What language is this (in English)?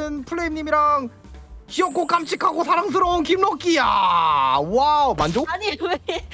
Korean